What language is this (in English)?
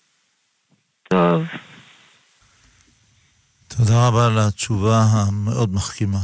Hebrew